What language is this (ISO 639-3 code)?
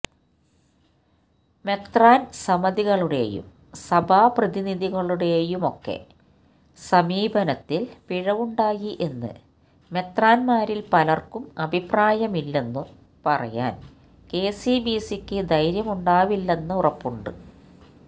mal